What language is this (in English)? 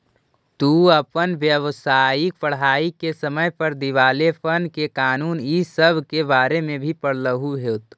Magahi